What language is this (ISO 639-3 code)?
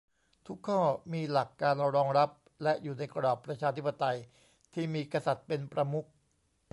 tha